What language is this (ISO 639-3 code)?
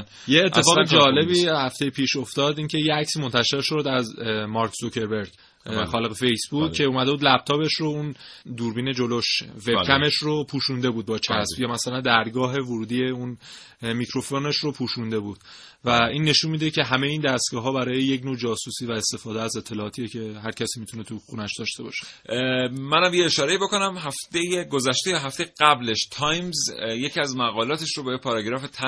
fas